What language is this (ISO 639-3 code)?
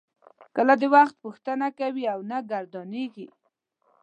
pus